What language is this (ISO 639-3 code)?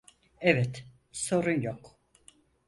tur